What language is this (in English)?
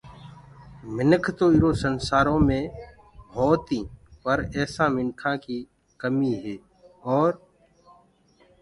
Gurgula